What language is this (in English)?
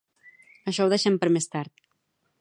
Catalan